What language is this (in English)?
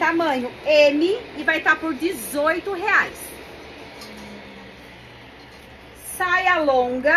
Portuguese